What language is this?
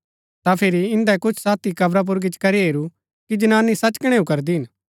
Gaddi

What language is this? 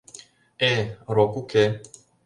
Mari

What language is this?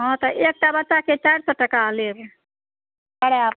Maithili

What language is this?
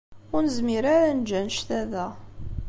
Kabyle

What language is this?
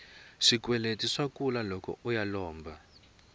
Tsonga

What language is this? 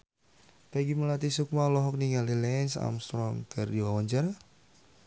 Sundanese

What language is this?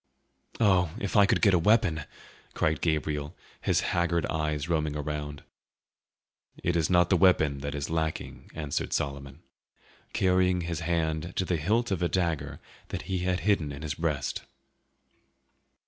English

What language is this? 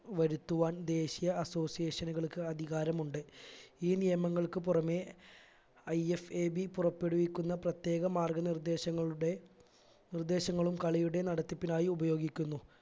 Malayalam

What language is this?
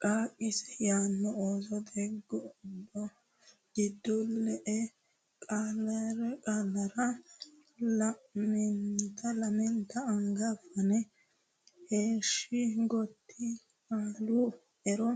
Sidamo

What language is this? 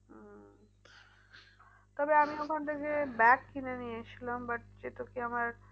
Bangla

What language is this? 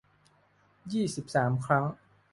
Thai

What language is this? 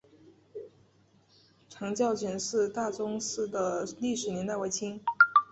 Chinese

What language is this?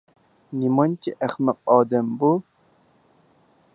Uyghur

